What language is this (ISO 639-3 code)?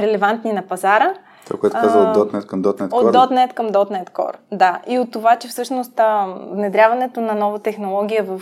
bul